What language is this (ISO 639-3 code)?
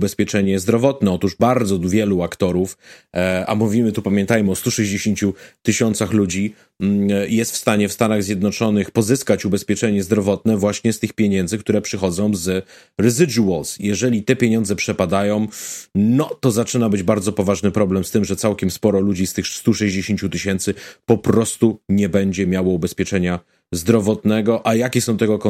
pol